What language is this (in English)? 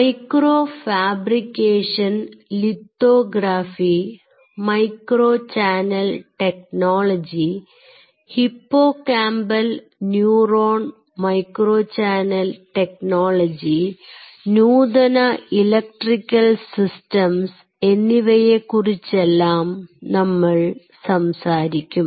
Malayalam